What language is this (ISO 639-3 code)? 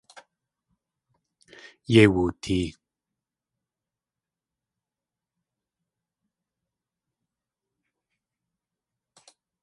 tli